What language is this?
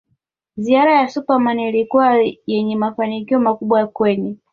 Swahili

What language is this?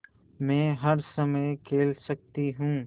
Hindi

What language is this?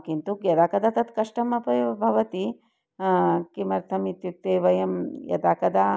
Sanskrit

